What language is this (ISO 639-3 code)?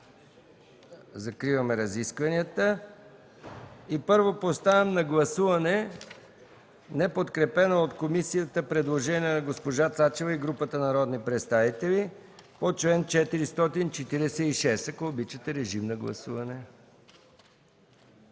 bul